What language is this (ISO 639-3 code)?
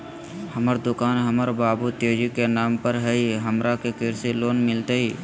mag